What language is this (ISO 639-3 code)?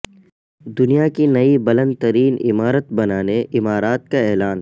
urd